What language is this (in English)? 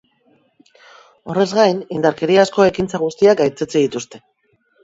Basque